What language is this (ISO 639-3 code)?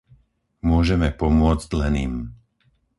slk